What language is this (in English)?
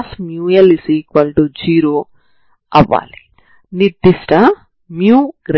Telugu